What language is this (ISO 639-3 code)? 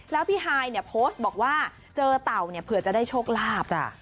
tha